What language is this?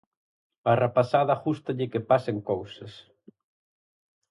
Galician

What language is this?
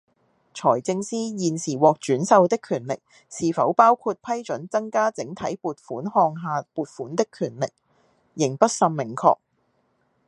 Cantonese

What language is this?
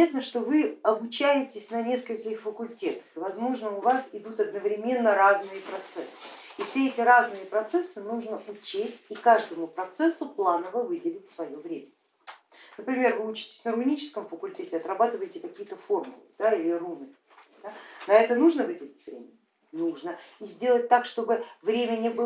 Russian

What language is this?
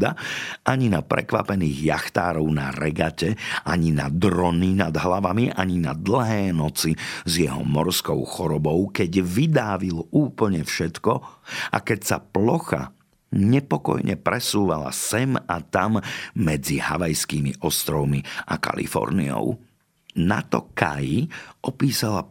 Slovak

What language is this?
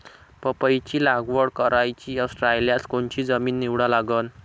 Marathi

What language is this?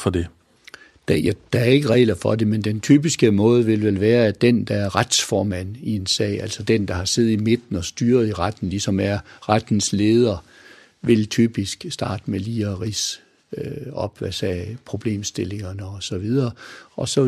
Danish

